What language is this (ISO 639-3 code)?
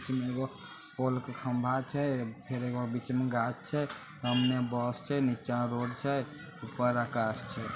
mag